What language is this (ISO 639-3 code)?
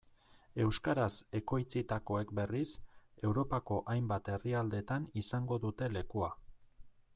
eus